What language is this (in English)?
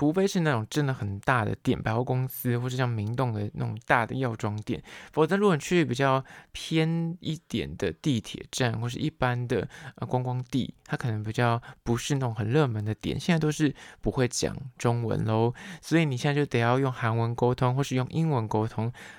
Chinese